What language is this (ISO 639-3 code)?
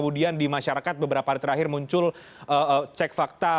ind